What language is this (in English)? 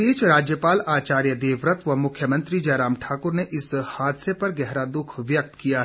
Hindi